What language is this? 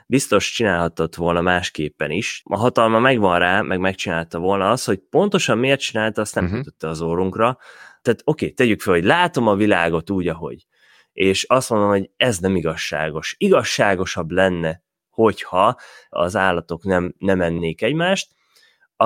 Hungarian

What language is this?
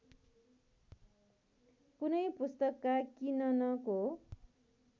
Nepali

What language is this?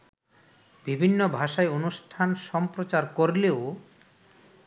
Bangla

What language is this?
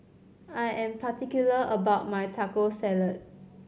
English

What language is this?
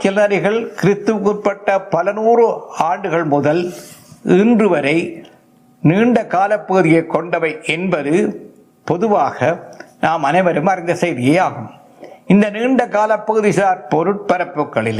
Tamil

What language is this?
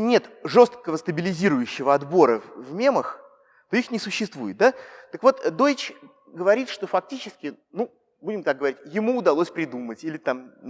Russian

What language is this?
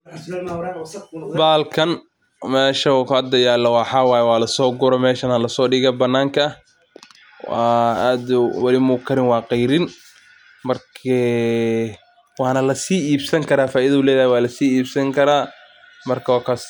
Somali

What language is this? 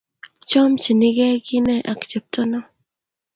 Kalenjin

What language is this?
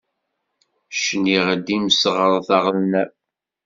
Kabyle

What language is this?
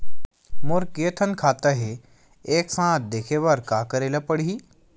Chhattisgarhi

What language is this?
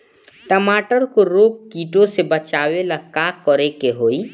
Bhojpuri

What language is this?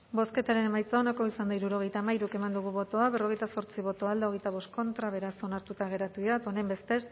Basque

